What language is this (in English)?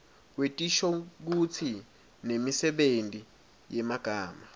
Swati